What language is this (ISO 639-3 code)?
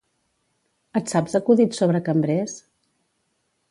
cat